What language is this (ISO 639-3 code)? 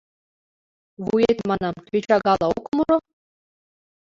chm